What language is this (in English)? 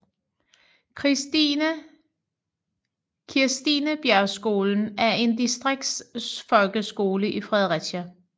Danish